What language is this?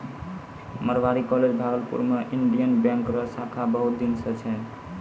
Maithili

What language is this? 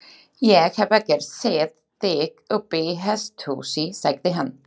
Icelandic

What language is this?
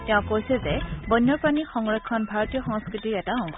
Assamese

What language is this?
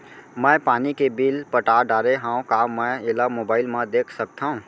Chhattisgarhi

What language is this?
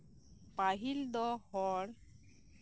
Santali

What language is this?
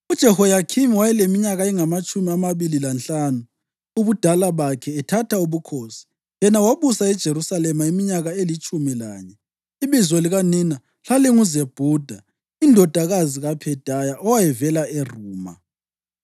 North Ndebele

